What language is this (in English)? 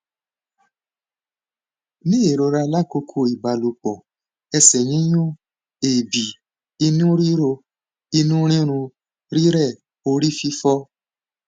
Yoruba